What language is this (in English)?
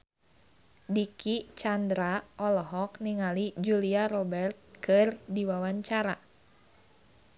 Sundanese